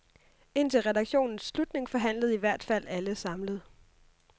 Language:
Danish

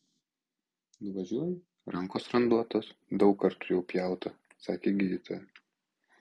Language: Lithuanian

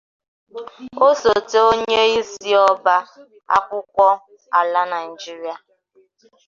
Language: Igbo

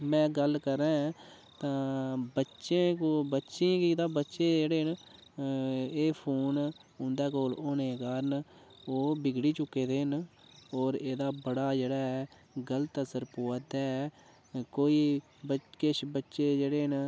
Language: Dogri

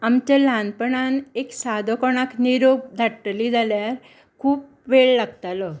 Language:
Konkani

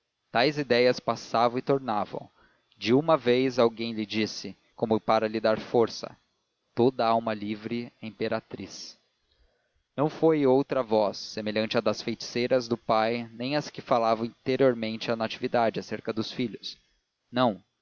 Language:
Portuguese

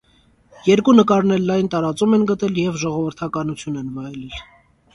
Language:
Armenian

